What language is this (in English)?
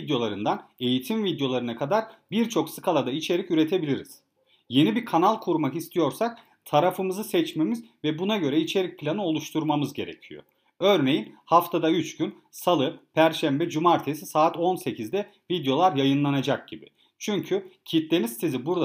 Turkish